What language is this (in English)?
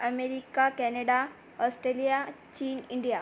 Marathi